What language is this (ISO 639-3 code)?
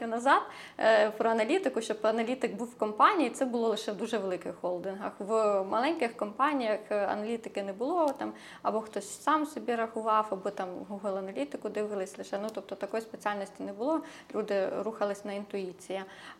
ukr